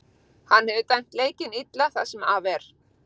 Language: Icelandic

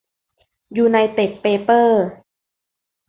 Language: Thai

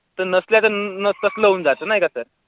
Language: Marathi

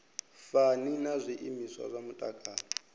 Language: Venda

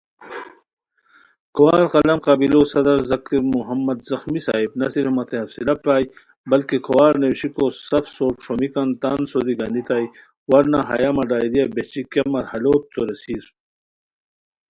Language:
Khowar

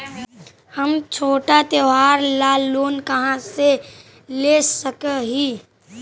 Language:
Magahi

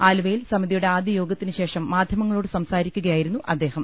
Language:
Malayalam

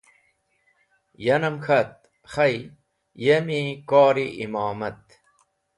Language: Wakhi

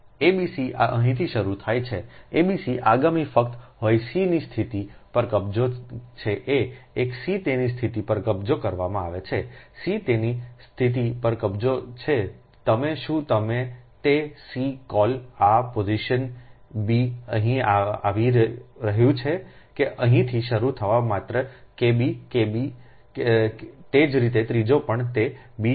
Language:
Gujarati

